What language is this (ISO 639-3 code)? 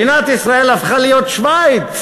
heb